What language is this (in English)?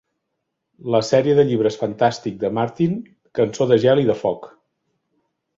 Catalan